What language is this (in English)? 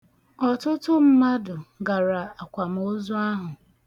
Igbo